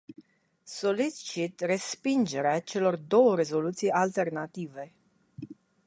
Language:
Romanian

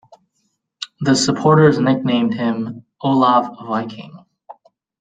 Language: English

